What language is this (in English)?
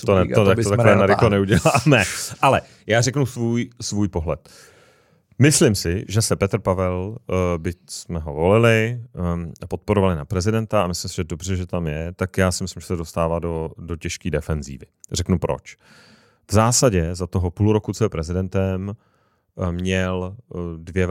Czech